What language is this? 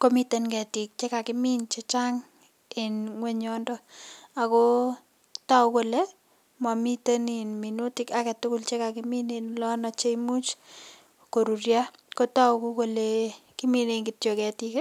Kalenjin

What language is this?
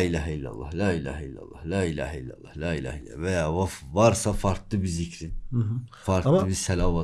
Turkish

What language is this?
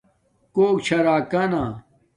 Domaaki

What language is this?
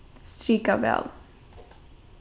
Faroese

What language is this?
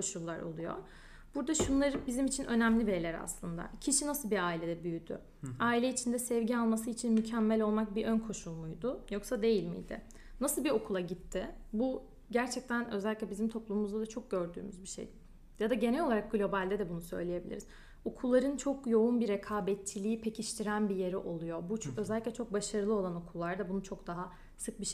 Turkish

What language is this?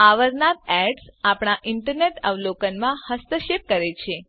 Gujarati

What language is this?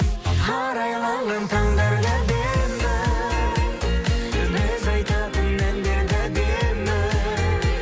Kazakh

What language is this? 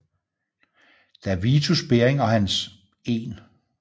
Danish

